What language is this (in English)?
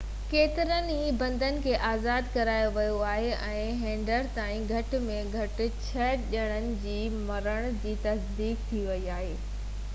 Sindhi